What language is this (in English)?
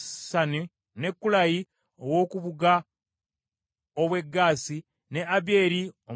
Ganda